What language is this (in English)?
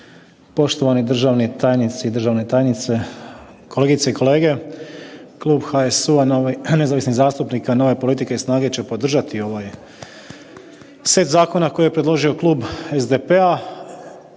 Croatian